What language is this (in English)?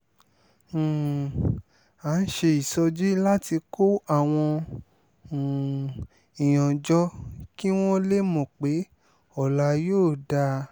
Yoruba